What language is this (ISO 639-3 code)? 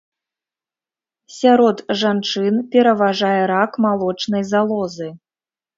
bel